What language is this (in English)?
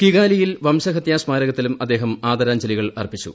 Malayalam